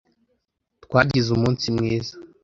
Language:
Kinyarwanda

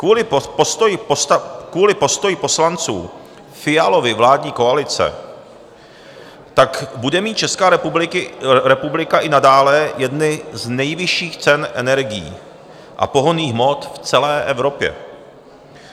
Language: Czech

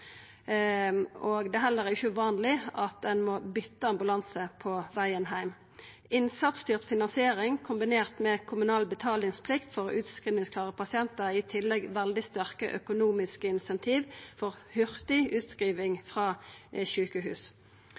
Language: Norwegian Nynorsk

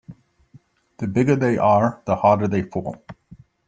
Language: English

